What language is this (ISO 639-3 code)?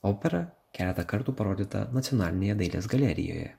lit